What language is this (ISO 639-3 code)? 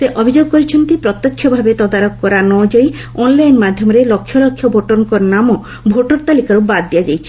ori